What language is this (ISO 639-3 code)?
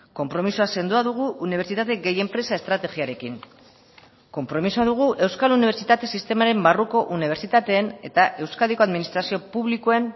eus